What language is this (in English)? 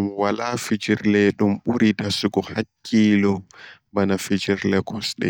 Borgu Fulfulde